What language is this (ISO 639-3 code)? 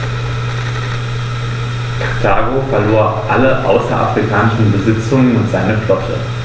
deu